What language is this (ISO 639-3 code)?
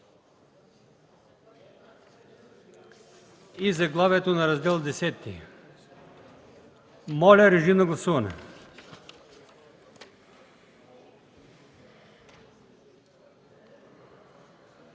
bul